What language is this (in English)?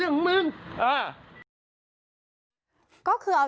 Thai